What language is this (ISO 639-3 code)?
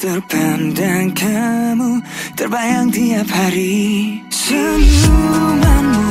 eng